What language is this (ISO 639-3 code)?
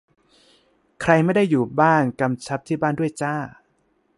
tha